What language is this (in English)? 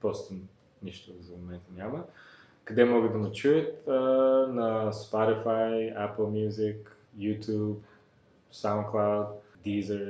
Bulgarian